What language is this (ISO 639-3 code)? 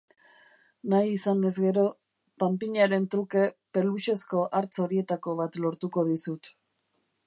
eus